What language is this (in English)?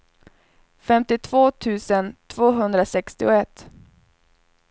Swedish